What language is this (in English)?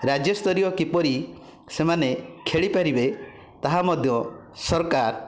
Odia